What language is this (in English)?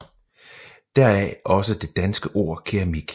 Danish